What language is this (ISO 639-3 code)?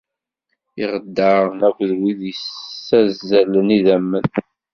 kab